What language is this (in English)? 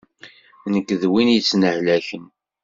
Kabyle